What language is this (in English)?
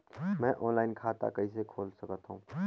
Chhattisgarhi